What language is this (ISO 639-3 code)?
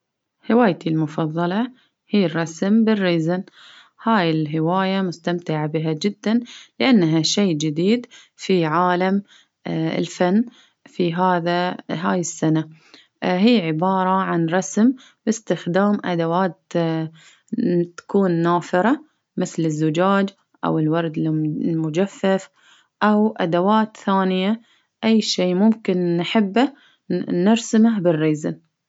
abv